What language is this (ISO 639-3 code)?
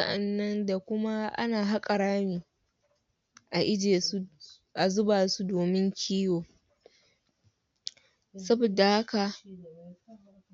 hau